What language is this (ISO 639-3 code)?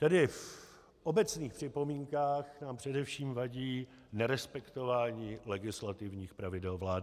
ces